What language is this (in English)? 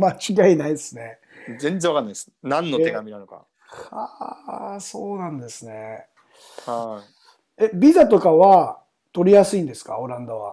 Japanese